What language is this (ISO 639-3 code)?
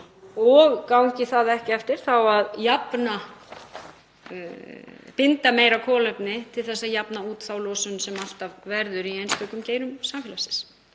isl